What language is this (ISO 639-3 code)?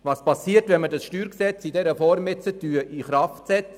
gsw